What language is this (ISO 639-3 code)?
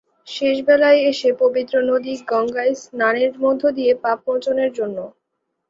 ben